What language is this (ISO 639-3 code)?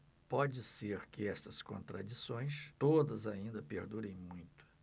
por